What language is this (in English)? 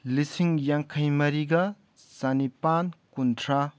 Manipuri